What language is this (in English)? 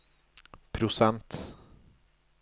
Norwegian